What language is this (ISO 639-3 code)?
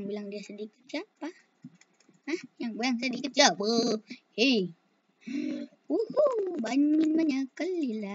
ind